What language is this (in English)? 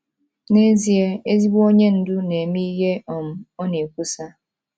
Igbo